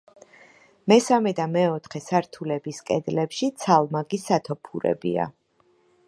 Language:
Georgian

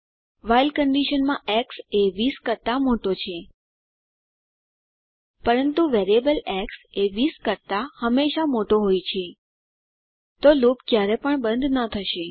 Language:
Gujarati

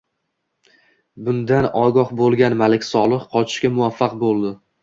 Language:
Uzbek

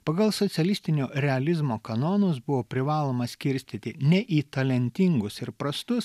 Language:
Lithuanian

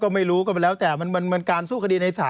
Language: Thai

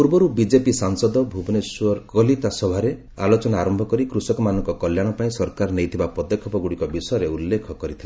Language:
Odia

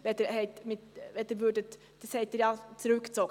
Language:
Swiss German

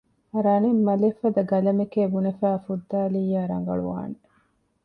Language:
Divehi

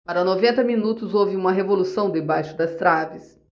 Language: Portuguese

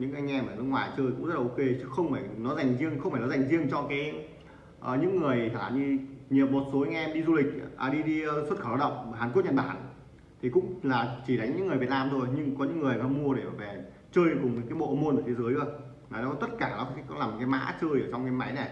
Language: Vietnamese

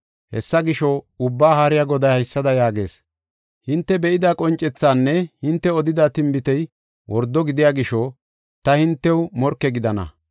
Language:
Gofa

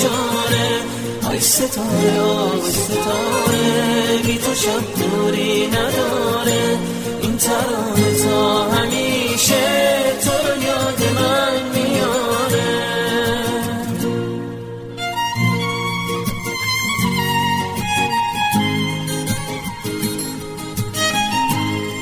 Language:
Persian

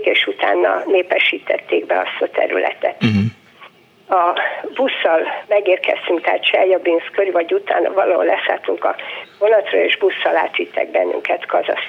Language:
Hungarian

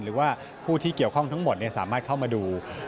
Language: Thai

